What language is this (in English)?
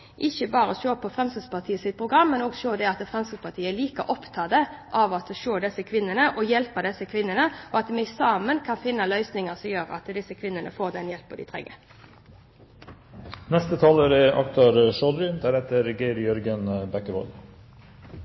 Norwegian Bokmål